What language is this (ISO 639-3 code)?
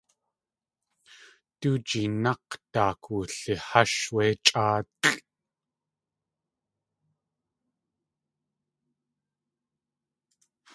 tli